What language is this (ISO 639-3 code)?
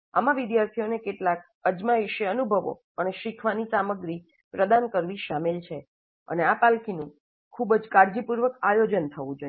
guj